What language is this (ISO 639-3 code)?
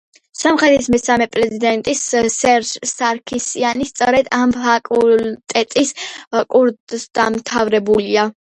kat